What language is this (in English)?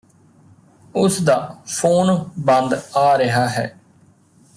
Punjabi